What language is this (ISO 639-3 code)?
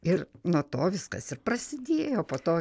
lit